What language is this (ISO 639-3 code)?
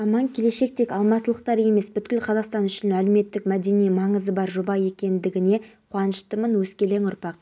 kaz